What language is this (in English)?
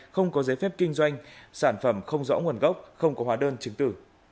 Vietnamese